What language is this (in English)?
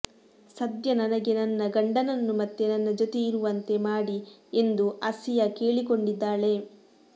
Kannada